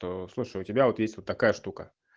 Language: Russian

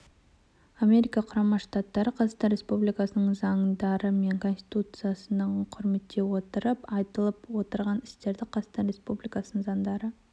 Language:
Kazakh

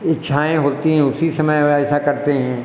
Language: Hindi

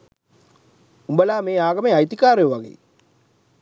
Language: Sinhala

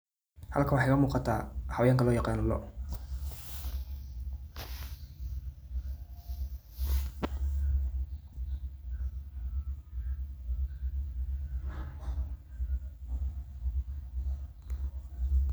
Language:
Somali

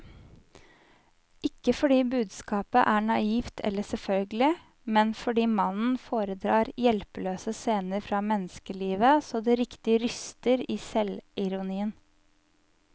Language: Norwegian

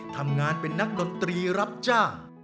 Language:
Thai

